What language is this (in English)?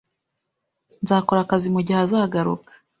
Kinyarwanda